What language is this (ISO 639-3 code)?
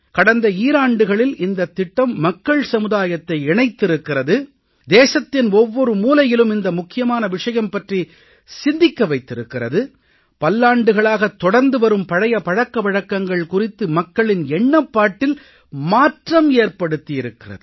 tam